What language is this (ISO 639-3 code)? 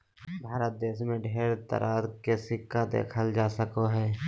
mag